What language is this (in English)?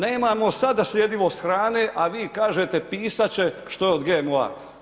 Croatian